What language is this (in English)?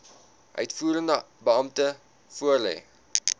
Afrikaans